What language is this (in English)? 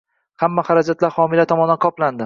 Uzbek